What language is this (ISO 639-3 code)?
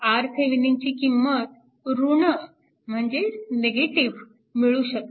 mar